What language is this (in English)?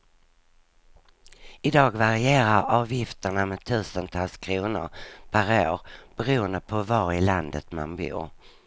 Swedish